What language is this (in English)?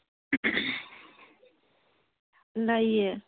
Manipuri